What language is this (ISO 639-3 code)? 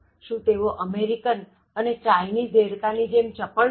guj